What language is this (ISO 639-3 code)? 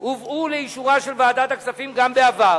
heb